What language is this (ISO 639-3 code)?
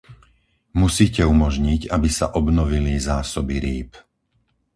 slk